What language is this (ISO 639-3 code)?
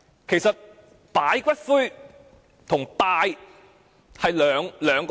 yue